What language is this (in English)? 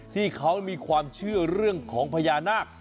Thai